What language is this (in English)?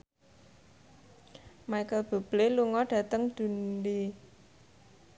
Javanese